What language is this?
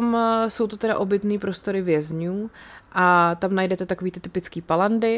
Czech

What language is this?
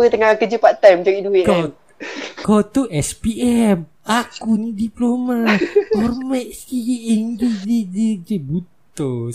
Malay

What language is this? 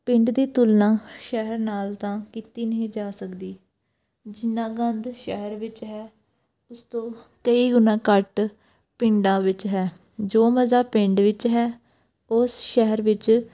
Punjabi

